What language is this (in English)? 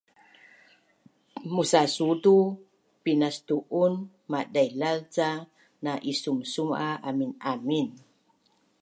Bunun